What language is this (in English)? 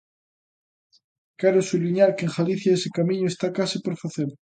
Galician